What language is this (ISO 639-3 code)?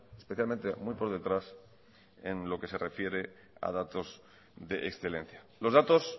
spa